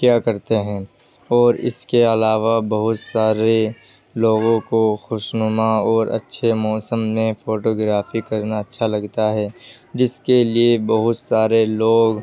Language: Urdu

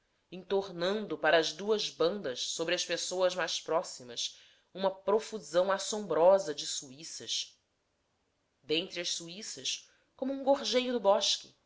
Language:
Portuguese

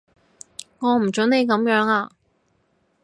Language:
Cantonese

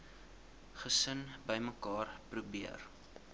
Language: Afrikaans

